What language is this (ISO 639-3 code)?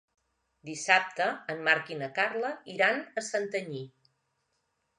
cat